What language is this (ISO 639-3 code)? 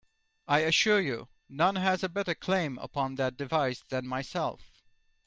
eng